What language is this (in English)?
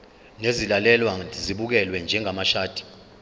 Zulu